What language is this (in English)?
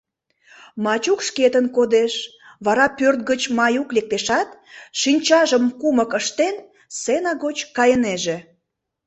Mari